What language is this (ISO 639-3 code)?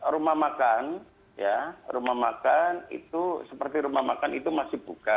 ind